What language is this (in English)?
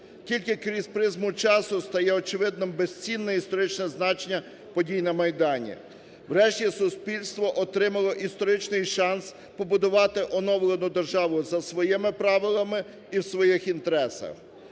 Ukrainian